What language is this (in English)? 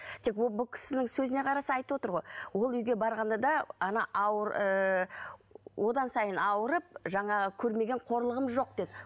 Kazakh